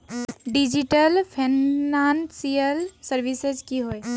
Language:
Magahi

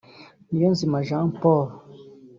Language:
Kinyarwanda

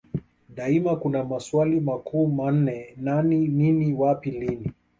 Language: Swahili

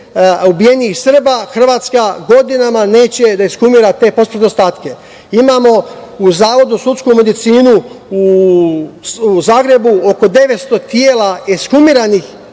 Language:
Serbian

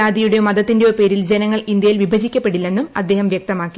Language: Malayalam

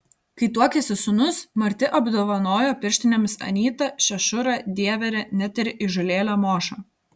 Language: Lithuanian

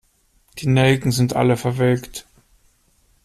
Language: German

